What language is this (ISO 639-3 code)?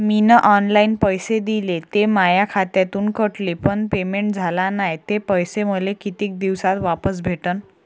mar